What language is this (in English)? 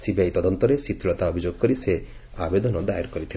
Odia